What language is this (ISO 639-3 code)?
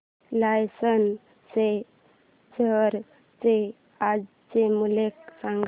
mar